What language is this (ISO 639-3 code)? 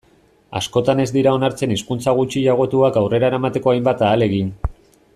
eus